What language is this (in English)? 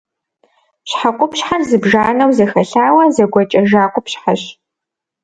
Kabardian